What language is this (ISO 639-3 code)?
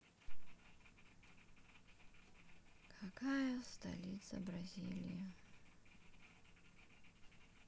rus